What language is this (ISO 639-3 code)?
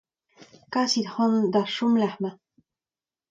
bre